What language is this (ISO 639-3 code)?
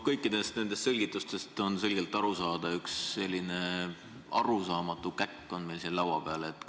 est